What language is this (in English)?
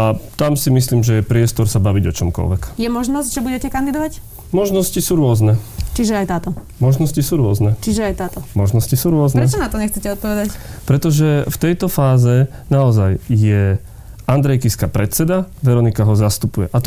Slovak